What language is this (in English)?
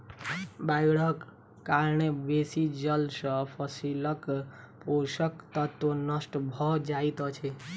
Maithili